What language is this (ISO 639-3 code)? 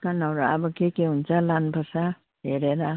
nep